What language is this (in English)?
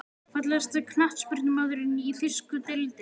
Icelandic